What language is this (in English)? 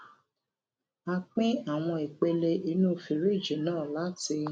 Yoruba